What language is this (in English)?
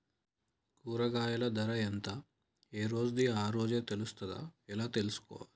Telugu